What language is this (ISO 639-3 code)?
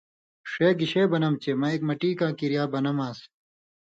mvy